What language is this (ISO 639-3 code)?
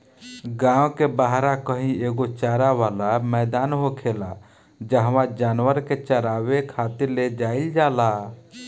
bho